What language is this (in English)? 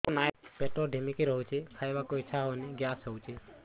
Odia